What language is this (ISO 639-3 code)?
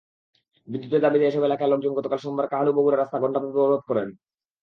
ben